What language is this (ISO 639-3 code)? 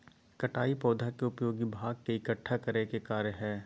mag